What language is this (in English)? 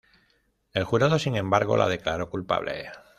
Spanish